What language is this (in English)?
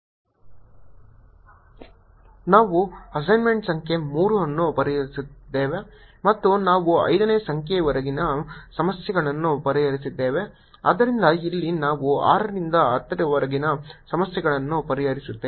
Kannada